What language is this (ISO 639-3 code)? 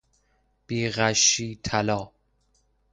fas